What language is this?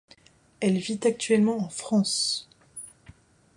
French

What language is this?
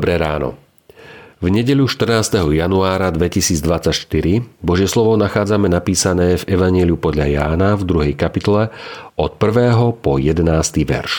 Slovak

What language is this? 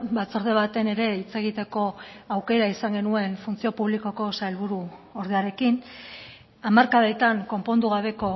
Basque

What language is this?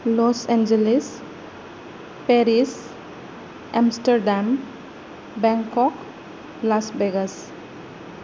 Bodo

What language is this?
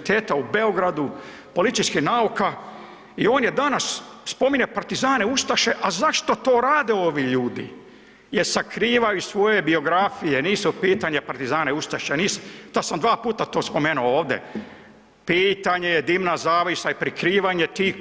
Croatian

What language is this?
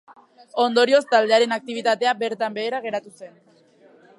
Basque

